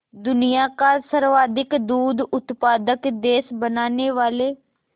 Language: Hindi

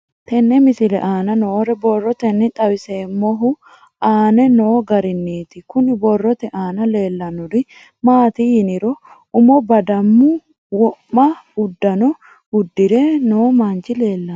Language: Sidamo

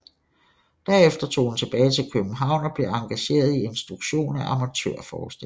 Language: Danish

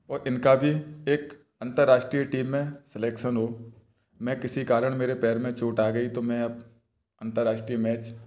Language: Hindi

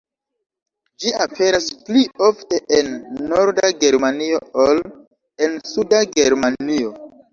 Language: Esperanto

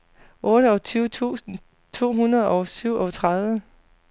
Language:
Danish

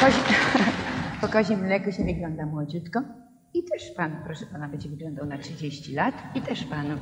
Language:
Polish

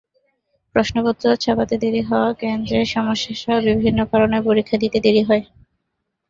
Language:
Bangla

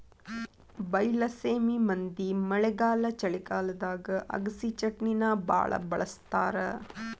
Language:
Kannada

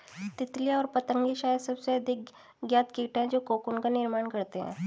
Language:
Hindi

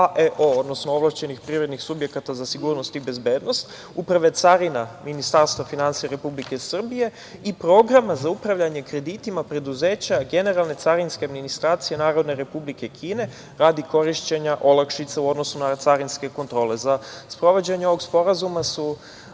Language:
Serbian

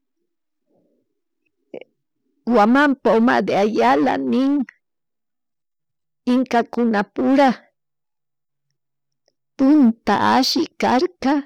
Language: Chimborazo Highland Quichua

